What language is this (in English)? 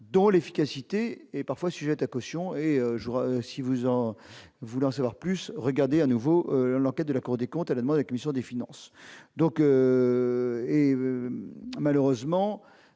French